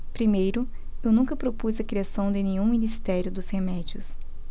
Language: Portuguese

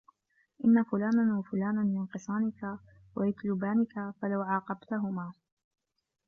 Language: Arabic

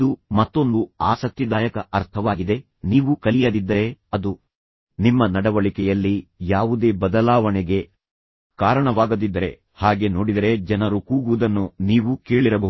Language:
Kannada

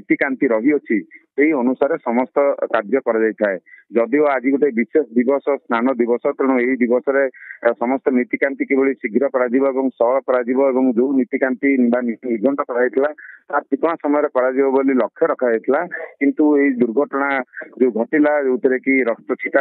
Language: Hindi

